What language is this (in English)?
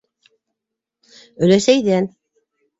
Bashkir